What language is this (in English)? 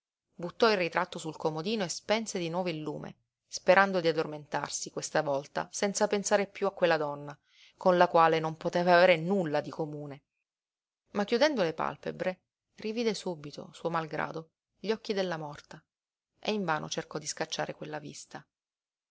Italian